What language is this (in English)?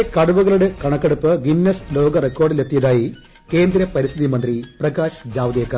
Malayalam